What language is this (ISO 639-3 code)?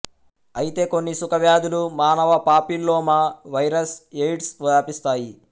tel